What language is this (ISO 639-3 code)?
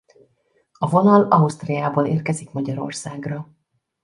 hun